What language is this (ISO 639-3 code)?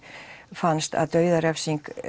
isl